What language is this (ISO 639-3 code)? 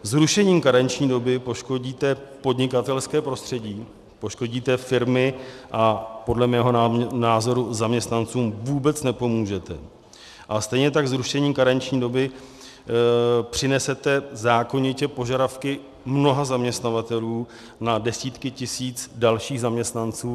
ces